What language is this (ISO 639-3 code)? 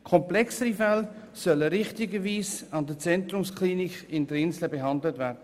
gsw